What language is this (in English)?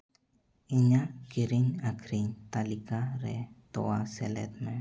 Santali